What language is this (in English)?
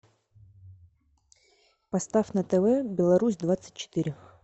Russian